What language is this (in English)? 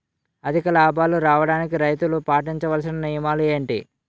Telugu